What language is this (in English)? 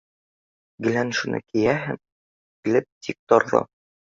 Bashkir